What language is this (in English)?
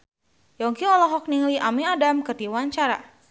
Sundanese